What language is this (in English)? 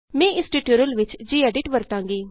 Punjabi